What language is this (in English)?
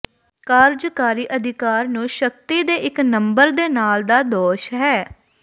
Punjabi